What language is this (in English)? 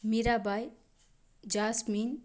Kannada